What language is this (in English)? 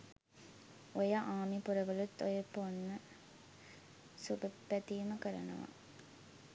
Sinhala